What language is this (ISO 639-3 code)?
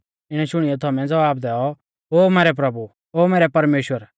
bfz